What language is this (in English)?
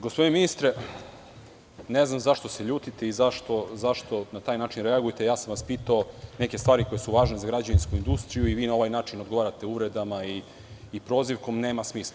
Serbian